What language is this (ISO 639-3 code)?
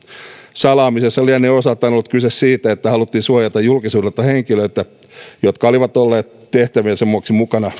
fin